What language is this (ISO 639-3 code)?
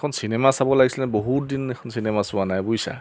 asm